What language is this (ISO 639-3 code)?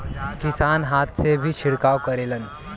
bho